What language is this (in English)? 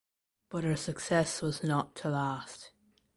English